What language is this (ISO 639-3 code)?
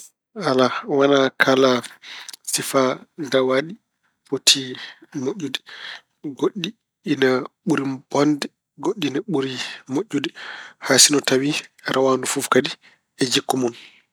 ful